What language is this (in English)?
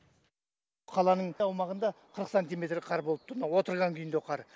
Kazakh